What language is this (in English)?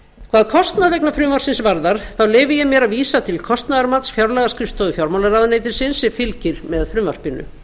Icelandic